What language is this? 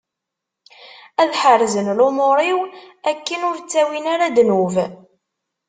Kabyle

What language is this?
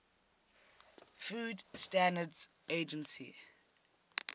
English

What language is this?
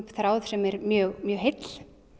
Icelandic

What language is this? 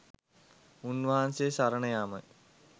Sinhala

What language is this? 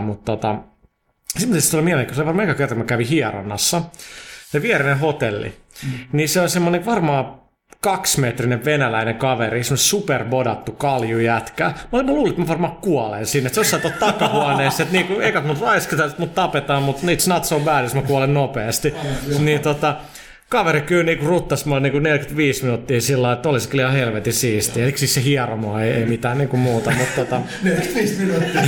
Finnish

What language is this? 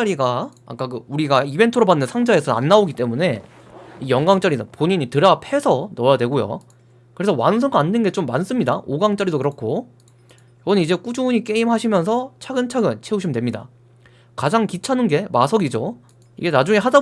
Korean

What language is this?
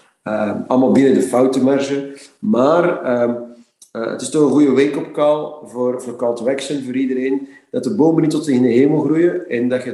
Dutch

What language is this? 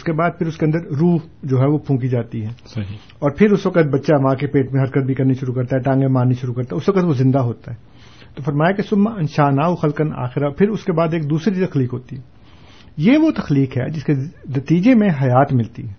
Urdu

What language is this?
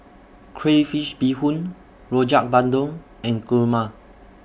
English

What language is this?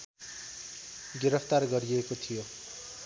Nepali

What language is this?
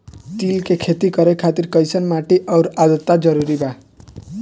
Bhojpuri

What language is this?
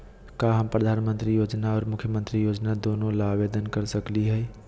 Magahi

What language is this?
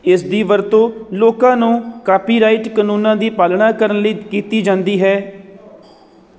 Punjabi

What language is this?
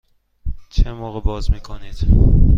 Persian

